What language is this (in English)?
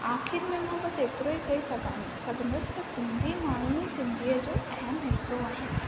Sindhi